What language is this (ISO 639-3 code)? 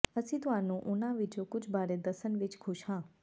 pan